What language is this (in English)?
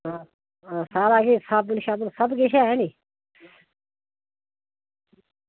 Dogri